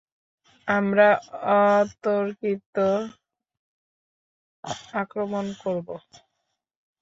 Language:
Bangla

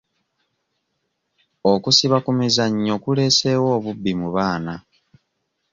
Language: Ganda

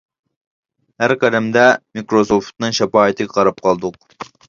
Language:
Uyghur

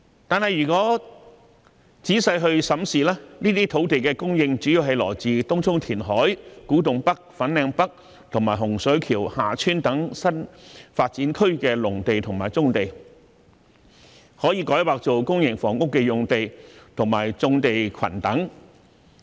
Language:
Cantonese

